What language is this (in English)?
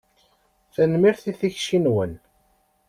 Kabyle